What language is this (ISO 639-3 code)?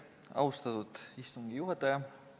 est